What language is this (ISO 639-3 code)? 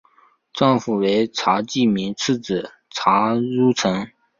zho